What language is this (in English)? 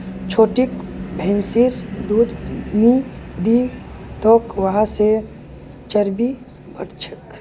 Magahi